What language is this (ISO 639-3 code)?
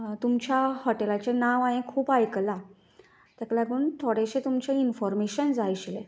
kok